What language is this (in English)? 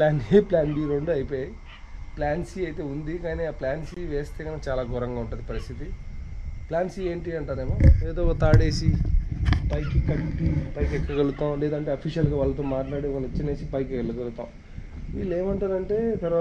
Telugu